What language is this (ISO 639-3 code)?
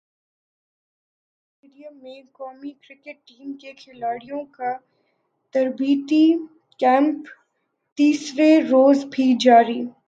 urd